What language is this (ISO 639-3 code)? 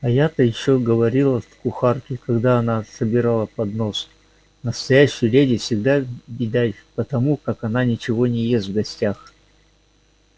rus